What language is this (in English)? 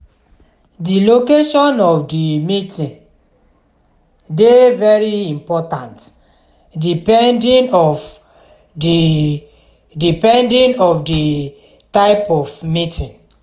Nigerian Pidgin